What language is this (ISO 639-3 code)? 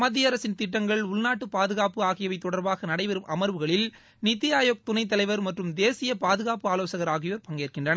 tam